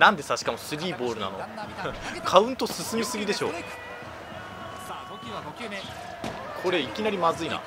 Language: Japanese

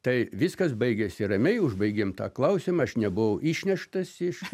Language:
Lithuanian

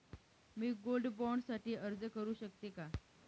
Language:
Marathi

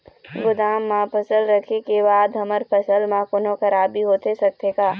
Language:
Chhattisgarhi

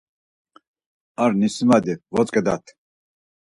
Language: Laz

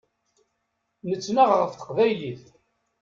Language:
Kabyle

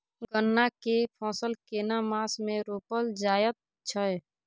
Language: Maithili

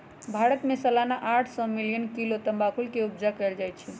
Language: Magahi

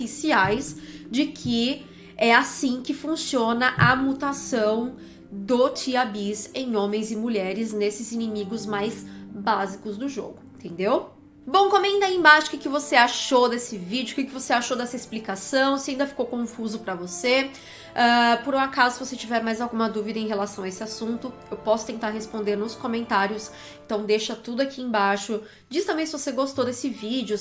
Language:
Portuguese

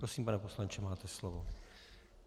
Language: Czech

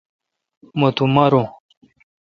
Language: Kalkoti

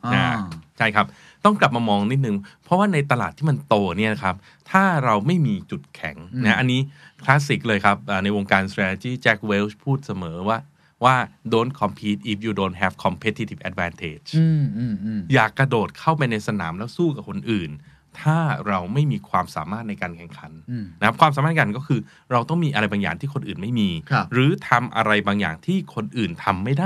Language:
Thai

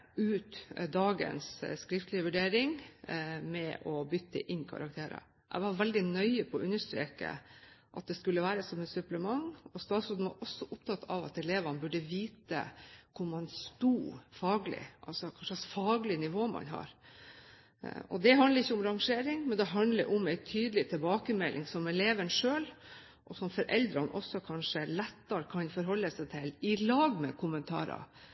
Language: Norwegian Bokmål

